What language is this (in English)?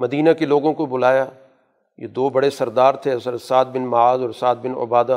Urdu